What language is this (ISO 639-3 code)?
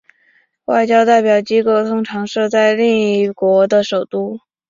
zho